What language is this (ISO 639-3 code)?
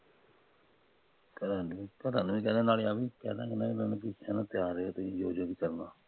pan